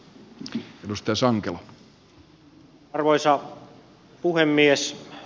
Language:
Finnish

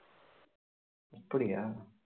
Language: Tamil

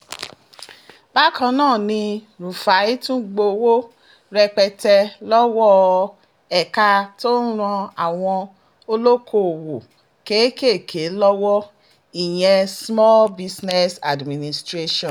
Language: Yoruba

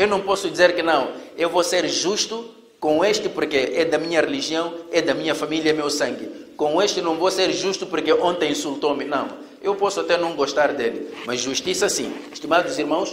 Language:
Portuguese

